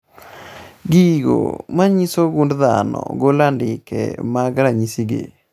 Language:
Luo (Kenya and Tanzania)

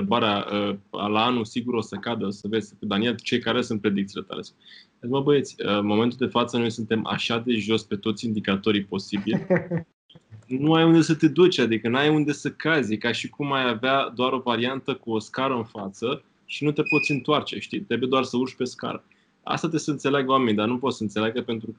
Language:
Romanian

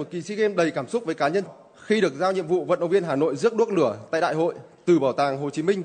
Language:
Vietnamese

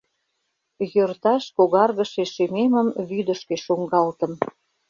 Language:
Mari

